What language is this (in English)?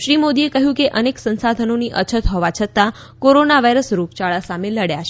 Gujarati